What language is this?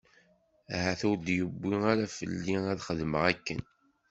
Kabyle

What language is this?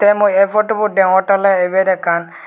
Chakma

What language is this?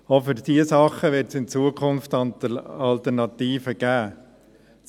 Swiss German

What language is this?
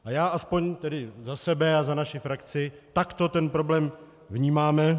Czech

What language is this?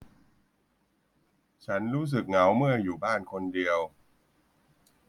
Thai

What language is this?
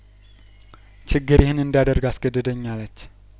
Amharic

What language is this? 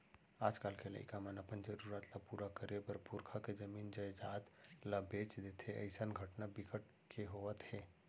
Chhattisgarhi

